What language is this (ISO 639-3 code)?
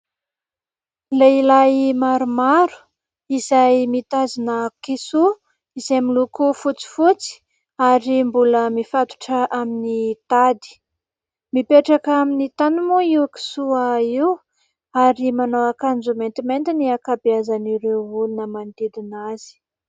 mlg